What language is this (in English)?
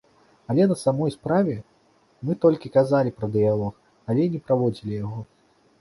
Belarusian